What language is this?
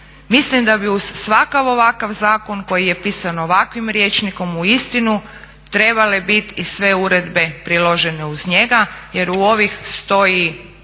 Croatian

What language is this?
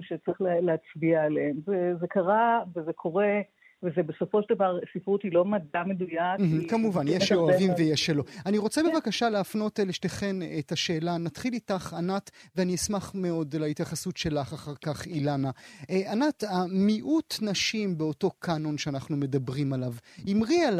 Hebrew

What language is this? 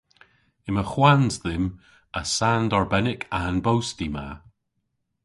Cornish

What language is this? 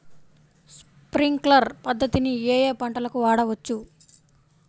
Telugu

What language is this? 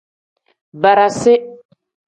Tem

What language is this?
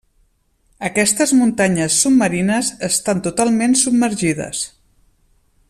Catalan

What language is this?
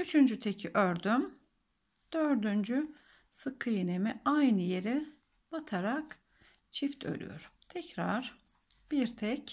Turkish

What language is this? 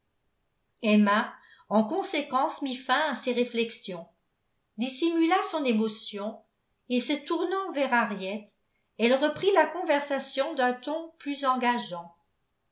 French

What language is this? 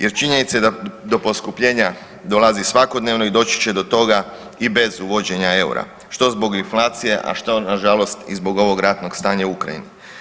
Croatian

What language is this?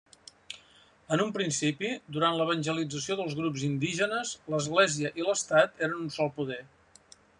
Catalan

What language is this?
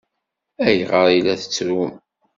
Kabyle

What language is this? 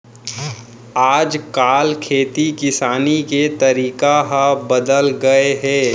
Chhattisgarhi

